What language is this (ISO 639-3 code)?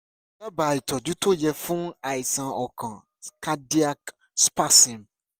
yor